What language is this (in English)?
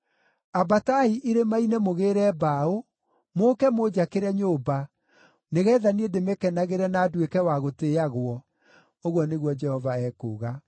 Kikuyu